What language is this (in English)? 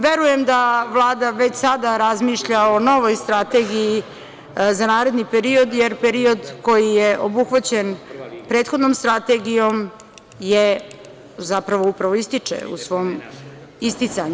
Serbian